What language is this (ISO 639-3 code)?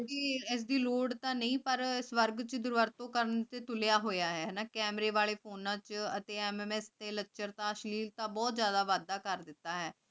pan